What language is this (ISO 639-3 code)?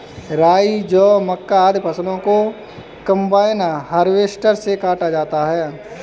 hin